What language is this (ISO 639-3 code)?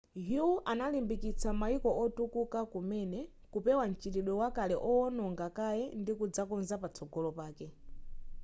nya